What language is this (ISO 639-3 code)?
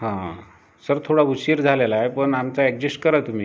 mar